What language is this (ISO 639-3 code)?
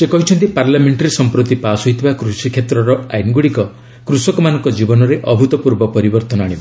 ori